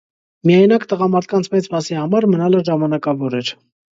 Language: Armenian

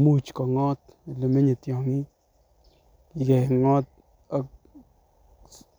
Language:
Kalenjin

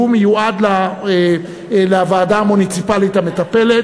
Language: Hebrew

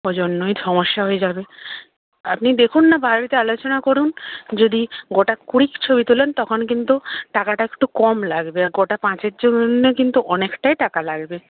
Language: Bangla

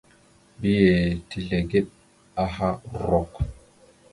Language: Mada (Cameroon)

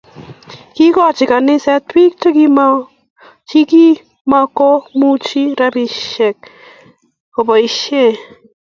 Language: Kalenjin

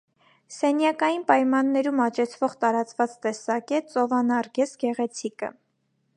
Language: Armenian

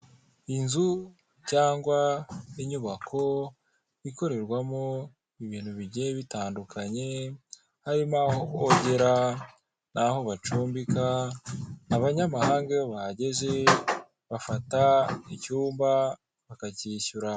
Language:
Kinyarwanda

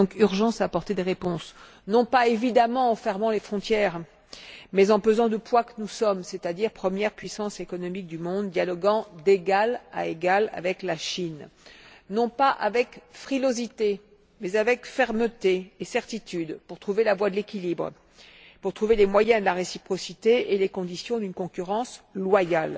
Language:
French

